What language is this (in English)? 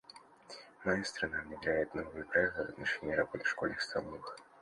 Russian